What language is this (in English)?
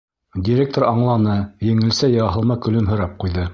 Bashkir